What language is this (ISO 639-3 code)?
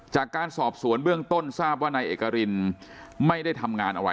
tha